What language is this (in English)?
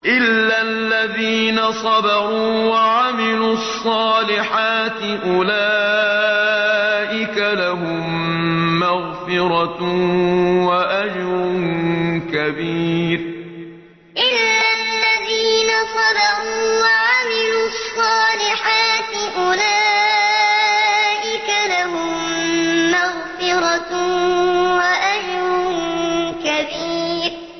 Arabic